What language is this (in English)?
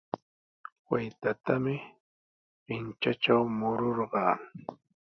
Sihuas Ancash Quechua